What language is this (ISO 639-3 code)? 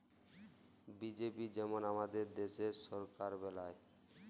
ben